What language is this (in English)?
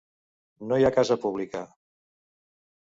Catalan